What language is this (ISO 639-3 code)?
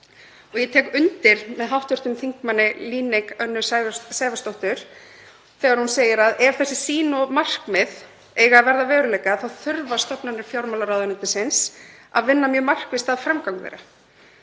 isl